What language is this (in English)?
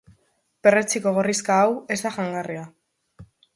Basque